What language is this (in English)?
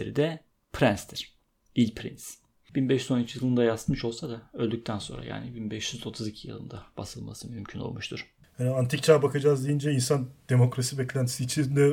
Turkish